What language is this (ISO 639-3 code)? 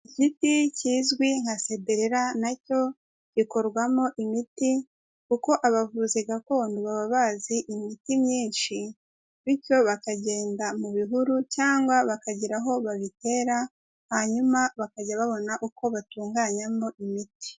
kin